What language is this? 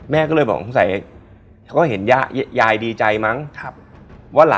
Thai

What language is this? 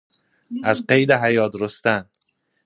Persian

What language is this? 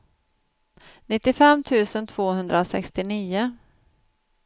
Swedish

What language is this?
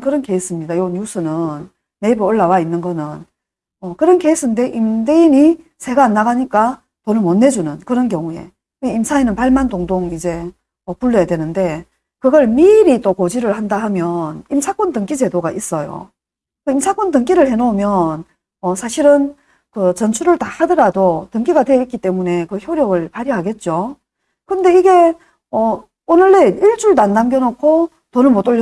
Korean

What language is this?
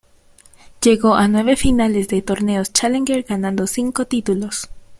Spanish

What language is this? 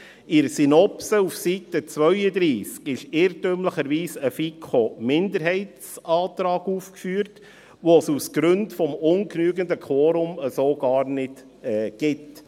Swiss German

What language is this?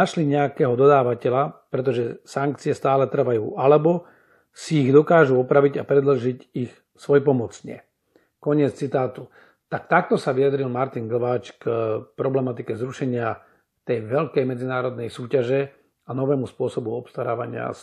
Slovak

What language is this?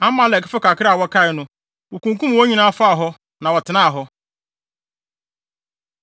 Akan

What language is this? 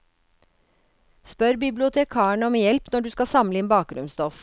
Norwegian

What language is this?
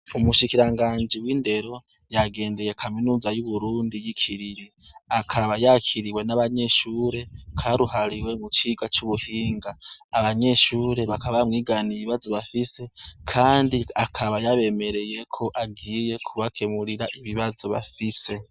Rundi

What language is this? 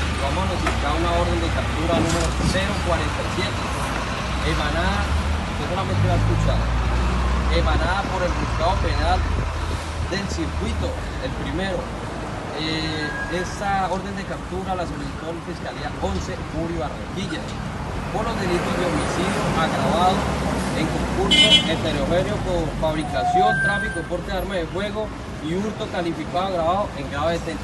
Spanish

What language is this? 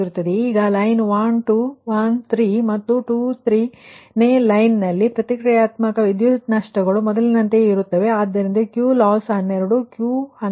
Kannada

